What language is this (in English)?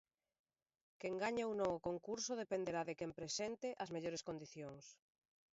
Galician